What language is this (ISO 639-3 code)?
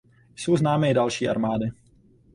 ces